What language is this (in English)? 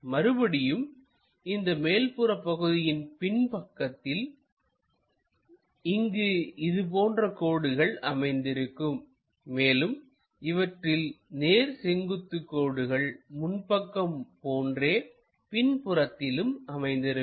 Tamil